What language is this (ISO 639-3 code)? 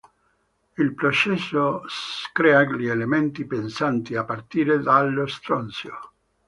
ita